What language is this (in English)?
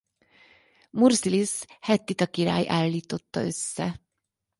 Hungarian